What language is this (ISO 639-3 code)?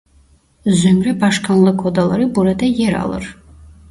tur